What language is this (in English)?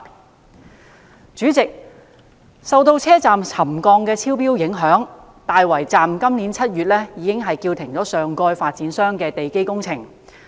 Cantonese